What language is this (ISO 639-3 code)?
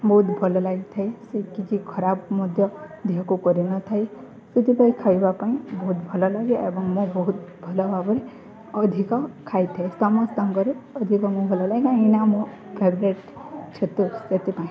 ori